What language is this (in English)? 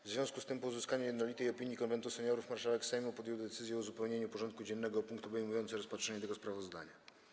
Polish